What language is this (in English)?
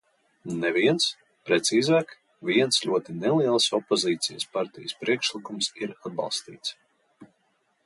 Latvian